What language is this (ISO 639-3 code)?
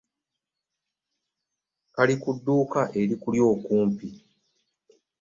lug